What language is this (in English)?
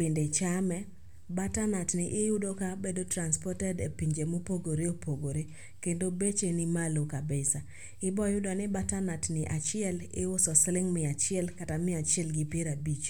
Luo (Kenya and Tanzania)